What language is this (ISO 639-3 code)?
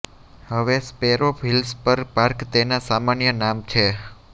guj